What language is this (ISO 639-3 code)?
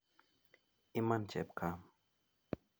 kln